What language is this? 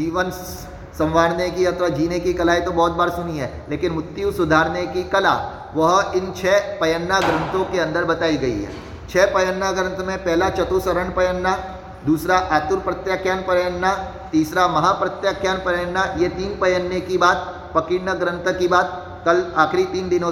Hindi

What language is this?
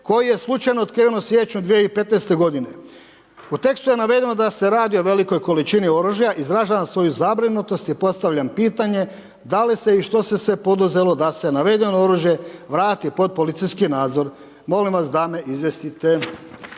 Croatian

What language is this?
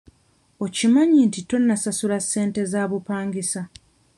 Ganda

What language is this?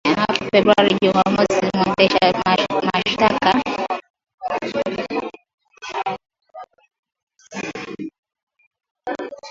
Swahili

